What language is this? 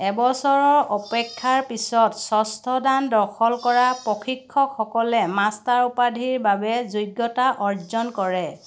Assamese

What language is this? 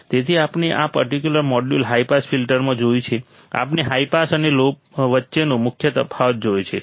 Gujarati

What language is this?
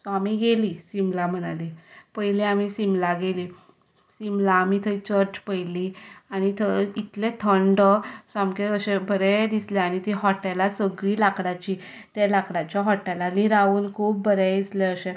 Konkani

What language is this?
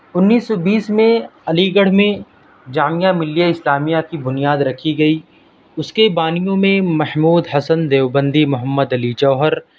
Urdu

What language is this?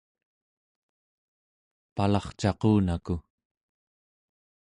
Central Yupik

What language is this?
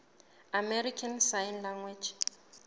Southern Sotho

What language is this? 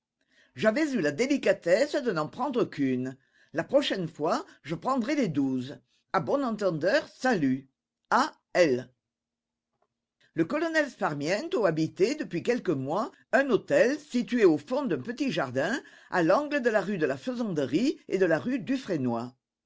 French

